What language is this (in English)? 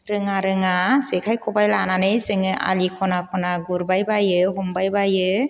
Bodo